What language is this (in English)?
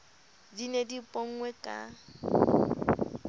Southern Sotho